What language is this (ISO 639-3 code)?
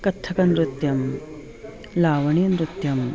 san